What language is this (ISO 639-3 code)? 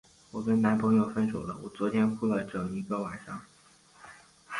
zho